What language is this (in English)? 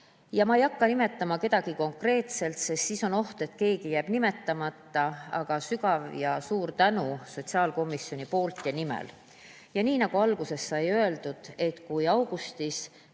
Estonian